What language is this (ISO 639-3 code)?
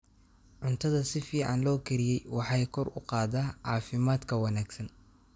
som